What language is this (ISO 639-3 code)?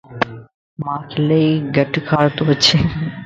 lss